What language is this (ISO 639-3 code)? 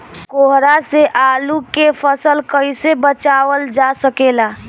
bho